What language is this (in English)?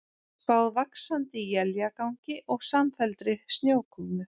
Icelandic